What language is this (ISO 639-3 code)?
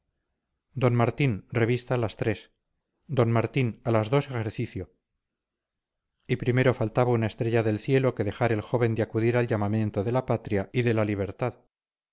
spa